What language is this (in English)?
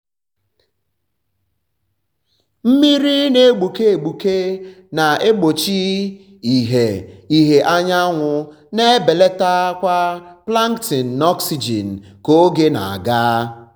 Igbo